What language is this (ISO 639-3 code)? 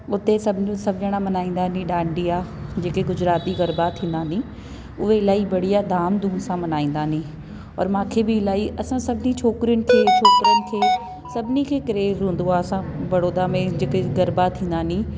snd